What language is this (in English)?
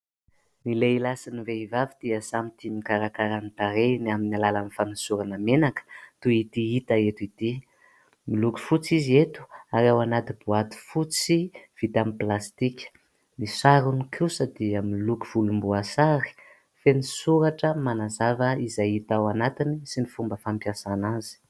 Malagasy